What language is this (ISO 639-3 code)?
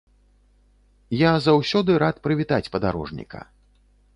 bel